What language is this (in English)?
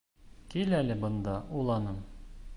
Bashkir